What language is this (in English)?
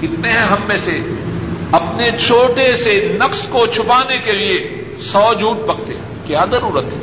Urdu